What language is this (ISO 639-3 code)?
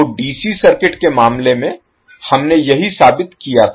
hin